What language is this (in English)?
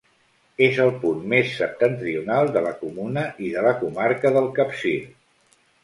Catalan